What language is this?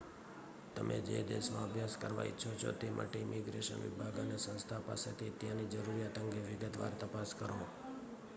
Gujarati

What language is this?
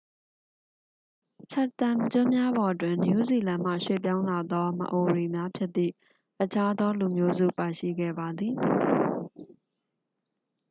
Burmese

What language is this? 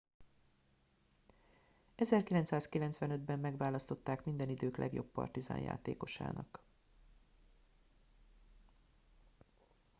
Hungarian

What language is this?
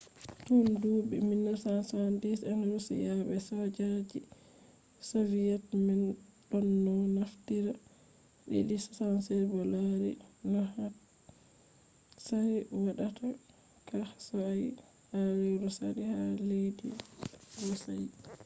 Fula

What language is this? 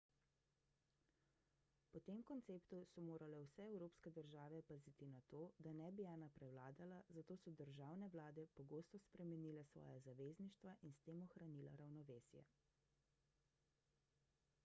Slovenian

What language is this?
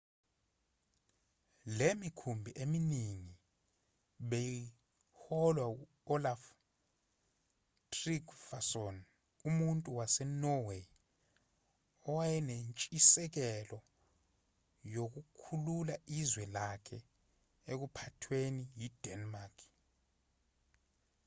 Zulu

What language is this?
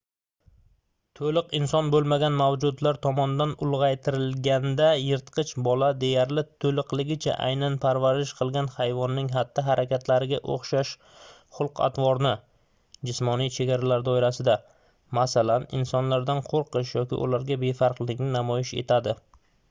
Uzbek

